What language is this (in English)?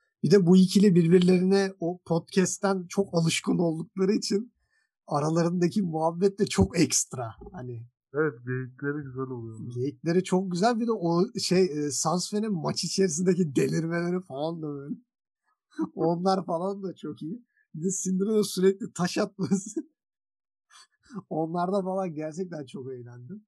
Turkish